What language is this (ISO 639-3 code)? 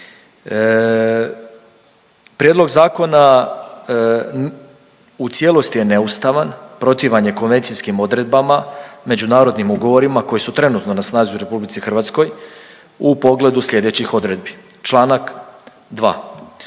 hrv